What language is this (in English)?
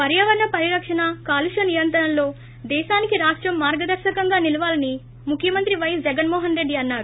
Telugu